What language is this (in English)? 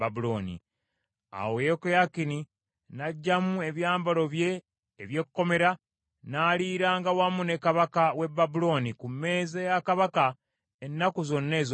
Ganda